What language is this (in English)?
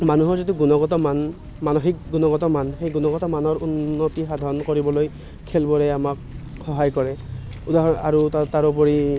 Assamese